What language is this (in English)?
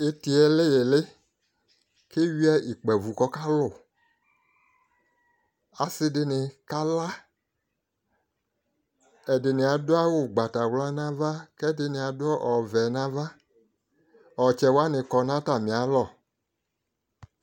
Ikposo